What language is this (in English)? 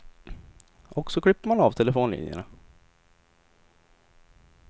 Swedish